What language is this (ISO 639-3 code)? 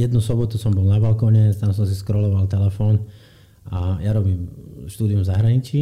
slk